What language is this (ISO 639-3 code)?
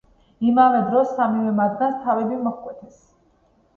kat